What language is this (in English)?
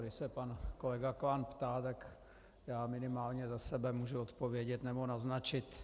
Czech